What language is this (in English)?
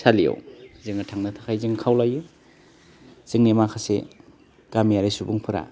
Bodo